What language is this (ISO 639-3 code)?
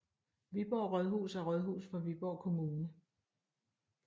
dan